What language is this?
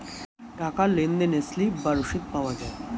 Bangla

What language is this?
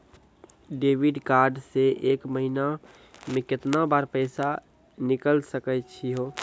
Maithili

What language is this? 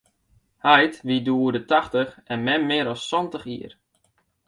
Western Frisian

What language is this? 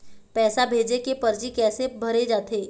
Chhattisgarhi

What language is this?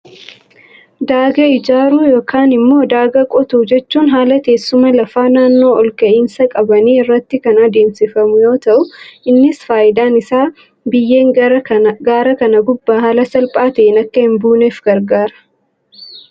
Oromo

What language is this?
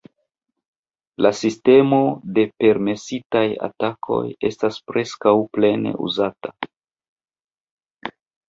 Esperanto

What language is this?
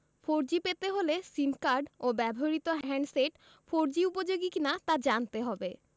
Bangla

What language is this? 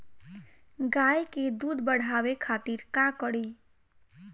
Bhojpuri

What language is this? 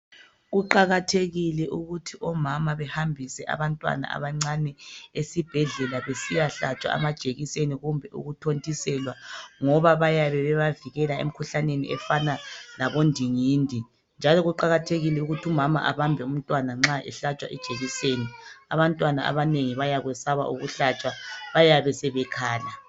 North Ndebele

